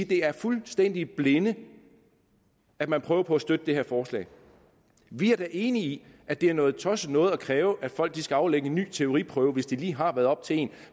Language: Danish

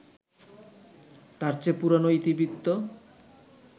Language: Bangla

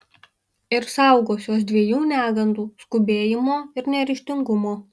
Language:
Lithuanian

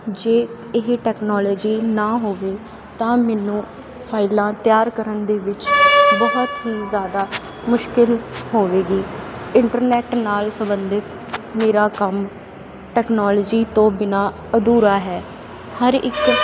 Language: Punjabi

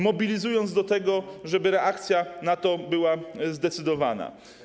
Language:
Polish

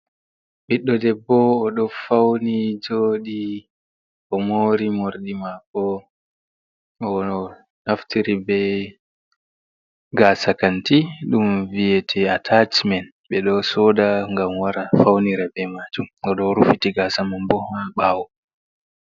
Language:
Fula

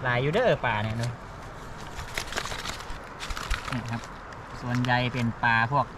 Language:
Thai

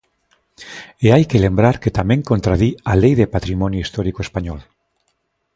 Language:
Galician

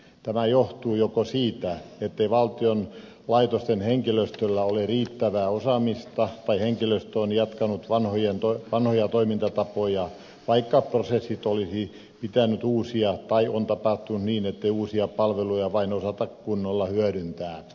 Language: Finnish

